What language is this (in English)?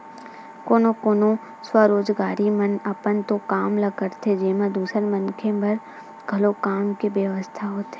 Chhattisgarhi